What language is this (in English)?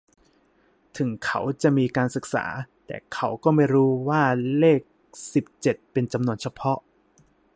Thai